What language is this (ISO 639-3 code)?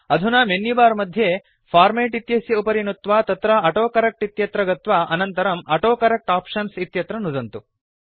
san